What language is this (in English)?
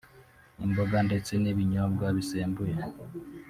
Kinyarwanda